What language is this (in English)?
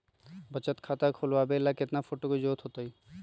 Magahi